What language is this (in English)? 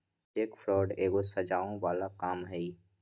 Magahi